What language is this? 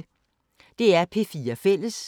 Danish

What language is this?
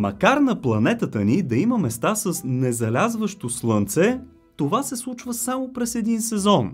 Bulgarian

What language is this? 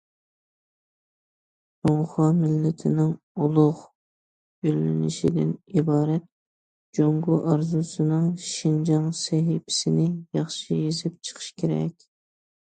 Uyghur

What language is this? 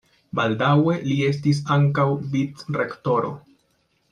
Esperanto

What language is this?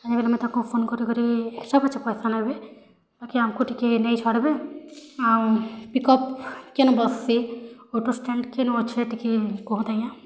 Odia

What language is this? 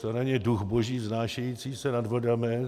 Czech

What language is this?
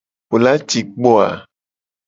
Gen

